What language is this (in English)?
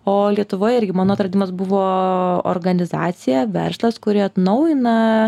Lithuanian